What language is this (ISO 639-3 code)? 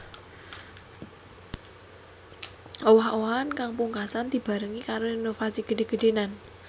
jav